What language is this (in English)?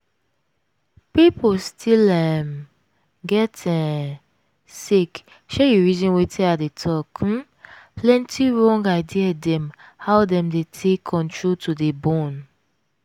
Nigerian Pidgin